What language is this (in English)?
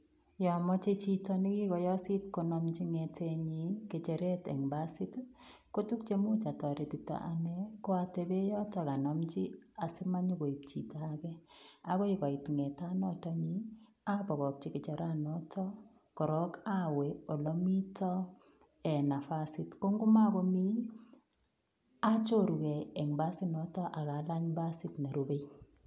Kalenjin